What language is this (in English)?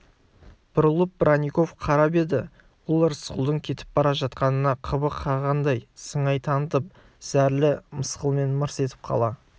Kazakh